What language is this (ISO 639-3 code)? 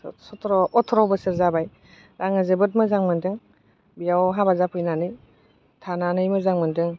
brx